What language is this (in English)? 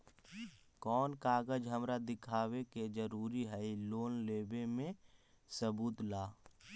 Magahi